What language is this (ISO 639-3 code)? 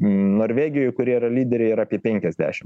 lit